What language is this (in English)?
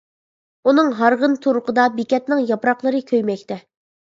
Uyghur